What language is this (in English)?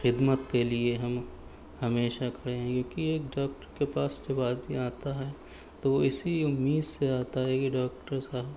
Urdu